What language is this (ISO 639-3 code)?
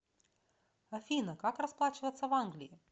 rus